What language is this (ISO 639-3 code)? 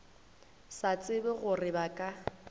nso